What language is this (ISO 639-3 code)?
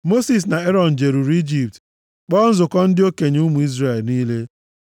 ibo